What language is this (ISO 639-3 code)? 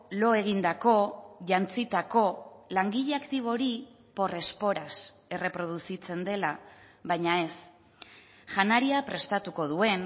eus